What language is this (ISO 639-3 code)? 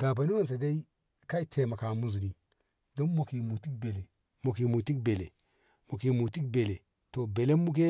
nbh